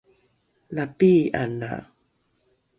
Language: Rukai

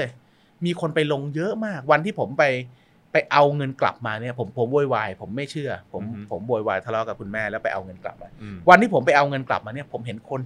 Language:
Thai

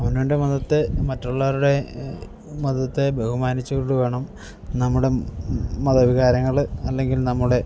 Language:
Malayalam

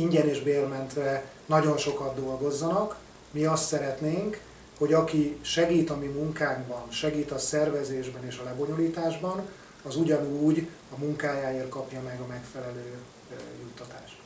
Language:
Hungarian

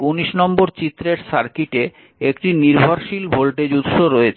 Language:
Bangla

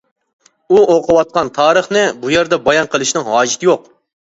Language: Uyghur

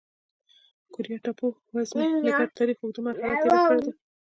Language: Pashto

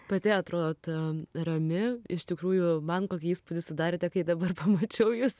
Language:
Lithuanian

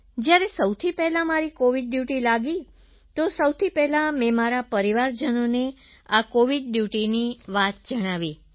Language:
Gujarati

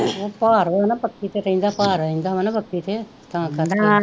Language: Punjabi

